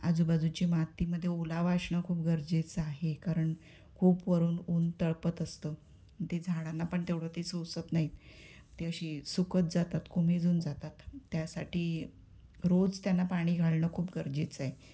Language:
Marathi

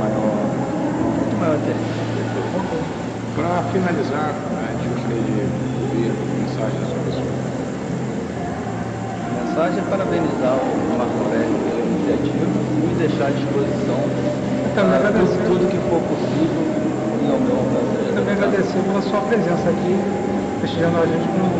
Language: Portuguese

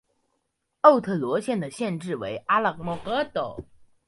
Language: Chinese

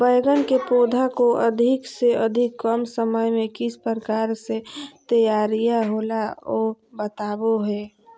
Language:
Magahi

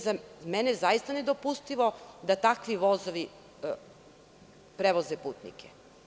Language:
Serbian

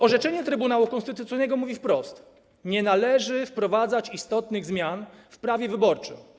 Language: Polish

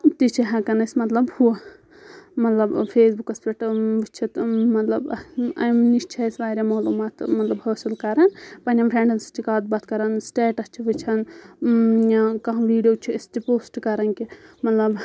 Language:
Kashmiri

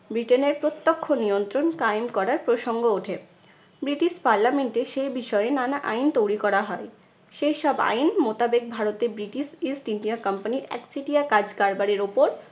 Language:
Bangla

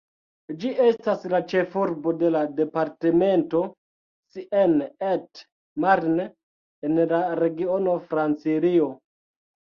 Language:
Esperanto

